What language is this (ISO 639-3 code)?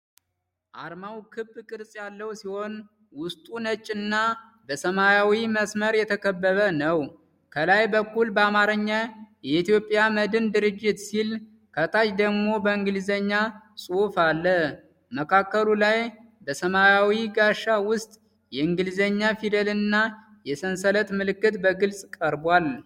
amh